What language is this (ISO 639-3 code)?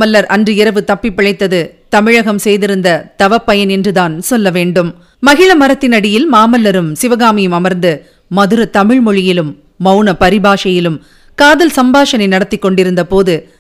tam